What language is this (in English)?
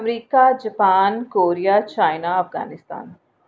Dogri